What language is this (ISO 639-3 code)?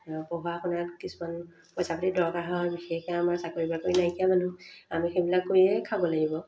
asm